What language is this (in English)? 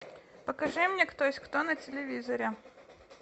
Russian